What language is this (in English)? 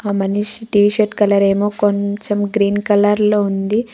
Telugu